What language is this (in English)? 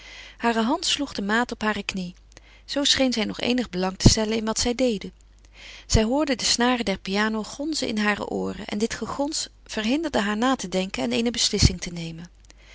Dutch